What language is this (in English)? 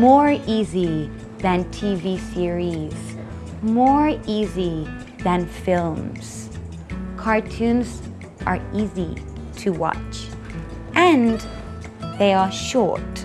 English